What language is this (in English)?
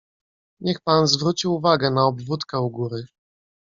Polish